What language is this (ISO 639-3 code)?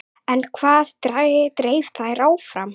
isl